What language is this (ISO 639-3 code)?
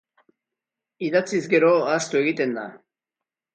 eus